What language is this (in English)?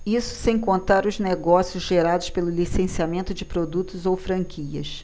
Portuguese